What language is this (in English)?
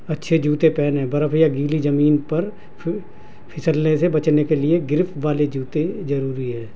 Urdu